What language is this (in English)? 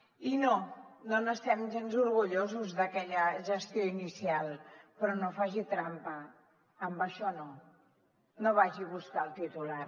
Catalan